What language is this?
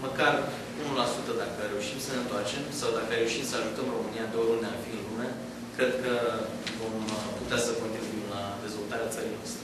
Romanian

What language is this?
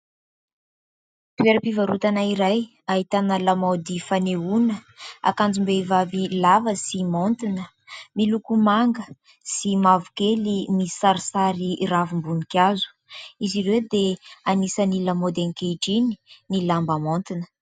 Malagasy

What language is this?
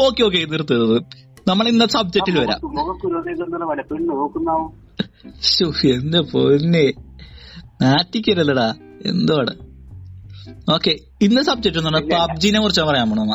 Malayalam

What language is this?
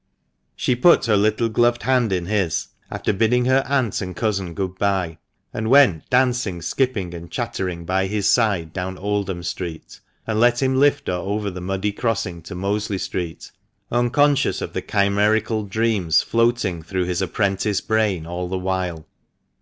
English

